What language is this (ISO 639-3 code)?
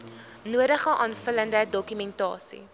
afr